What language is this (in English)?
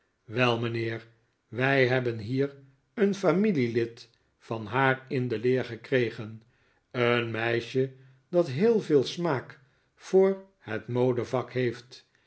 Dutch